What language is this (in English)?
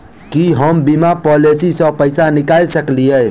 Maithili